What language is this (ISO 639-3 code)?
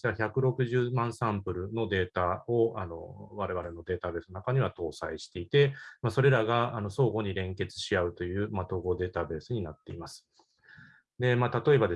jpn